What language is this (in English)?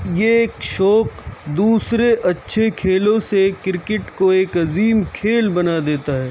Urdu